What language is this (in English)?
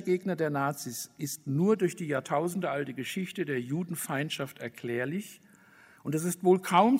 German